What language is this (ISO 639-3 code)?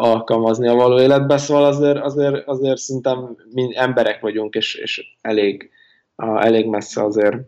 hun